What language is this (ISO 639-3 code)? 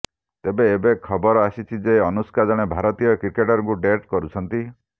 ori